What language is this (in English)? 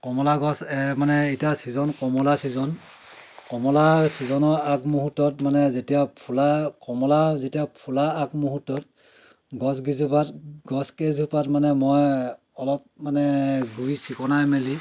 Assamese